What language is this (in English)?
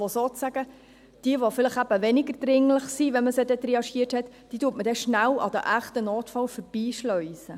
Swiss German